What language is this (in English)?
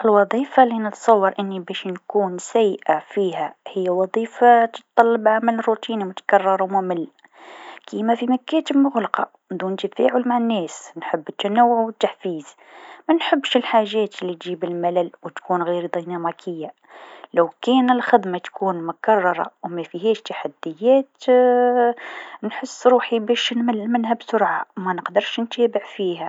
Tunisian Arabic